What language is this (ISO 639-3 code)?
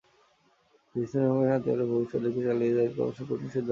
ben